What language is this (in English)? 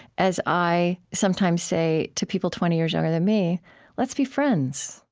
English